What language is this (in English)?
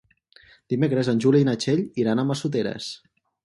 Catalan